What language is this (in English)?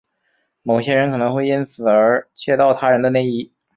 Chinese